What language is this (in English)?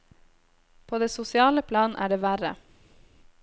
Norwegian